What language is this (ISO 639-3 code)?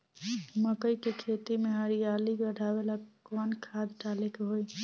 bho